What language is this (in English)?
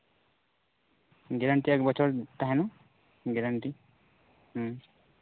Santali